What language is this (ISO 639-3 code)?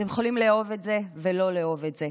heb